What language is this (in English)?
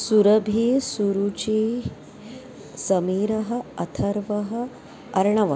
Sanskrit